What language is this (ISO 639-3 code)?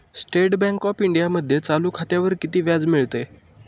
mar